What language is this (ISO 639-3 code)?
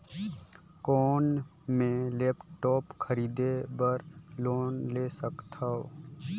hne